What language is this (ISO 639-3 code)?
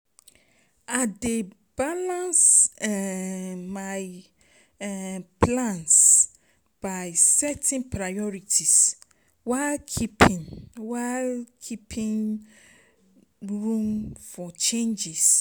pcm